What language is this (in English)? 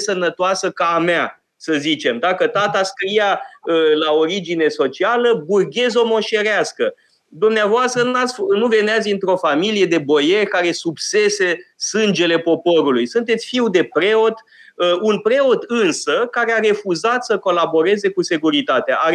Romanian